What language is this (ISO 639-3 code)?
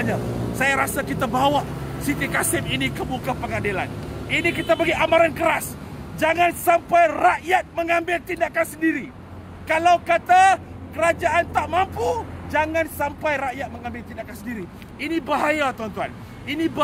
msa